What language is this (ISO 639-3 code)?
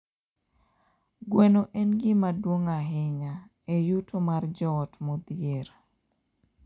luo